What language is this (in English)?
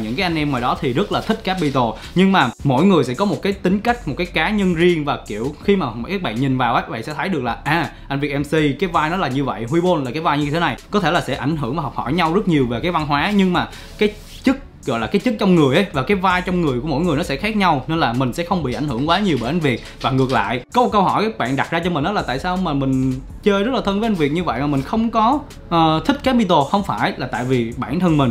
Vietnamese